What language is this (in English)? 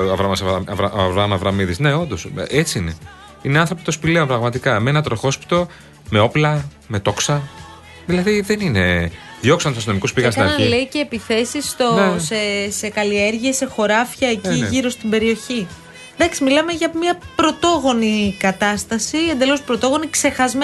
Greek